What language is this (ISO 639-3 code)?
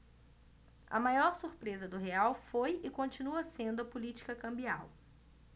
por